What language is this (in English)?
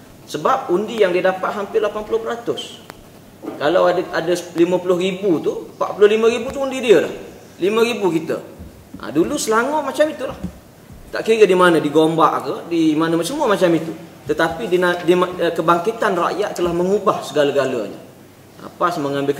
Malay